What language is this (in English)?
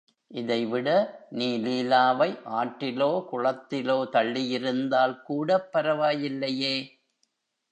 Tamil